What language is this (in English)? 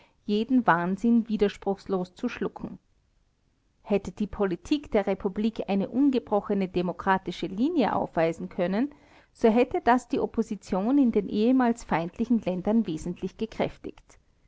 German